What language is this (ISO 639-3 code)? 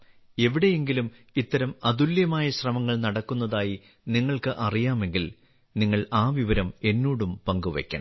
mal